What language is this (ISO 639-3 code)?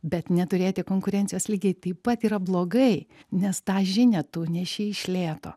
lit